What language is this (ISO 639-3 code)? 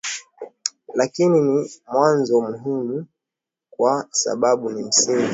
swa